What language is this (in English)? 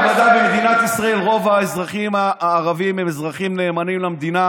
Hebrew